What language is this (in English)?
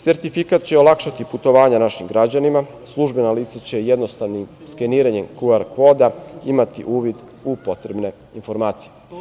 Serbian